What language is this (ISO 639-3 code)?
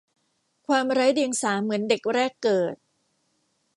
tha